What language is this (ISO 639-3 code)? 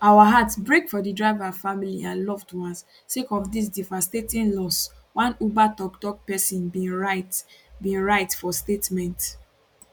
pcm